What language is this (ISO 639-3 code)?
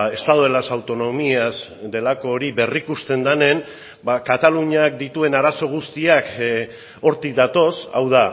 eus